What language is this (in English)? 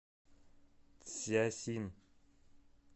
Russian